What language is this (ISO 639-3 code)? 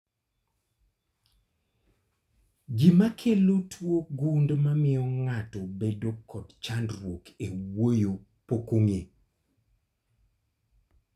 luo